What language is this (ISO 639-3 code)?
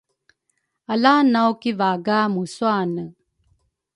dru